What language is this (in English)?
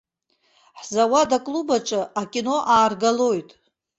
Abkhazian